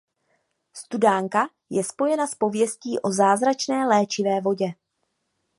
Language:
Czech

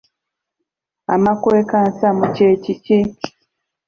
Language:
Ganda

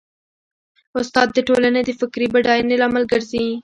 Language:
Pashto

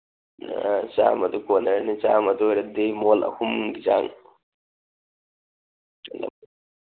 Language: Manipuri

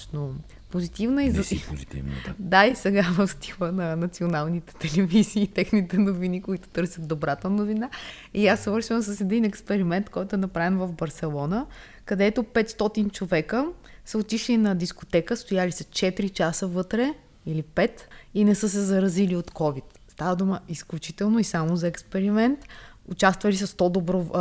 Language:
Bulgarian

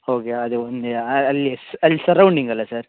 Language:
Kannada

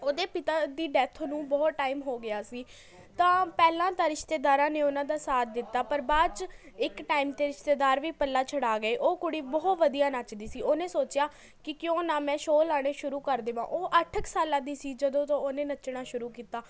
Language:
Punjabi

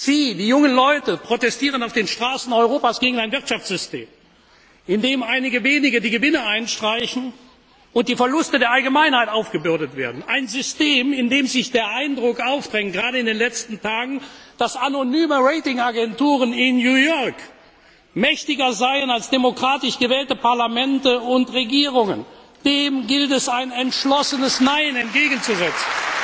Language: German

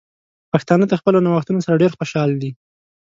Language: Pashto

